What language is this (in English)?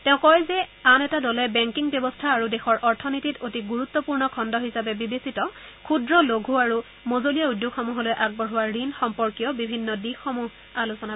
Assamese